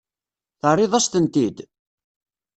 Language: Kabyle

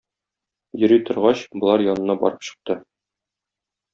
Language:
Tatar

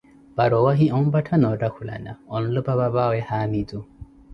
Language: Koti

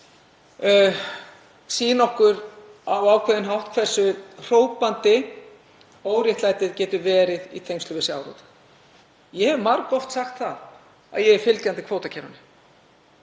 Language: Icelandic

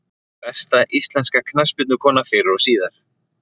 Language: Icelandic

